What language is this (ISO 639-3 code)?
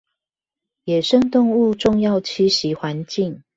zho